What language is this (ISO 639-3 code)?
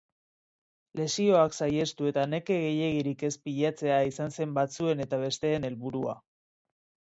eus